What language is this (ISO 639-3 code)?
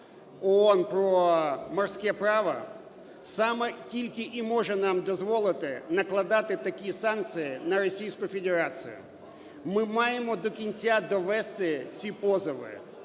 ukr